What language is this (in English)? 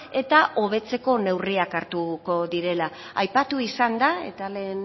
Basque